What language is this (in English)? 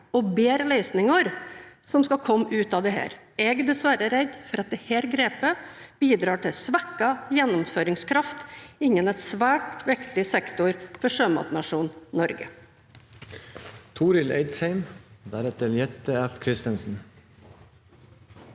Norwegian